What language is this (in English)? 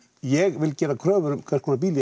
Icelandic